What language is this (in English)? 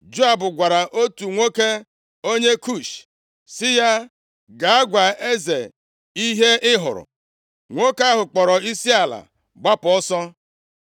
Igbo